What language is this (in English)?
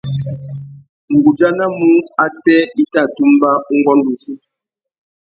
Tuki